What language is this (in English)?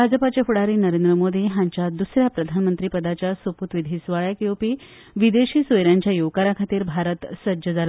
Konkani